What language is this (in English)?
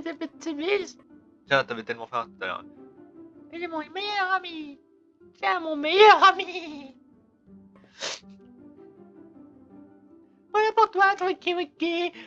French